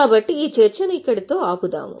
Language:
Telugu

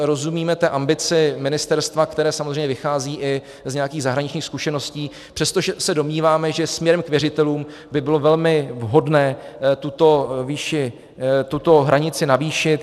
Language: Czech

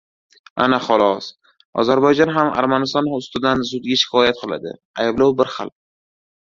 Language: Uzbek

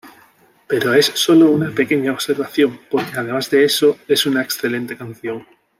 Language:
Spanish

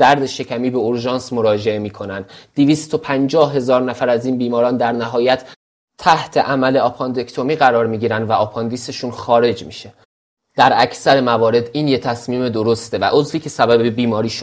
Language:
Persian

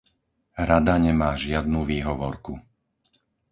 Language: Slovak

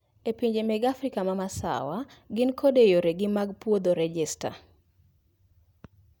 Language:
Luo (Kenya and Tanzania)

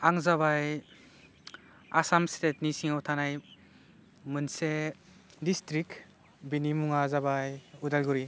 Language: Bodo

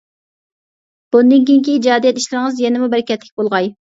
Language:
Uyghur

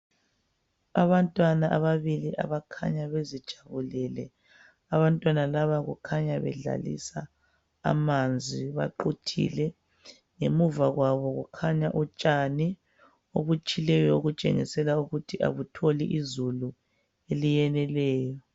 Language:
North Ndebele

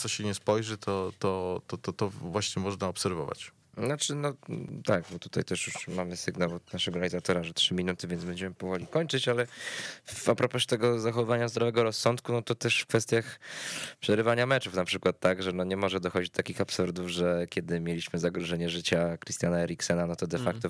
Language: Polish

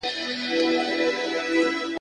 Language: Pashto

